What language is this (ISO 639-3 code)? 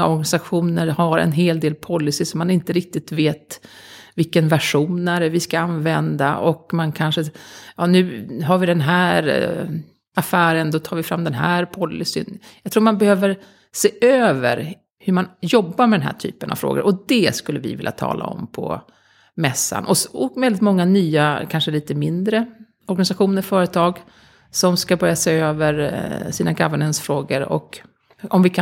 swe